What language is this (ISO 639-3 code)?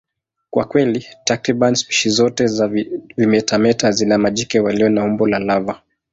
swa